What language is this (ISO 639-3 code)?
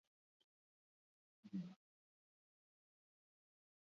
eus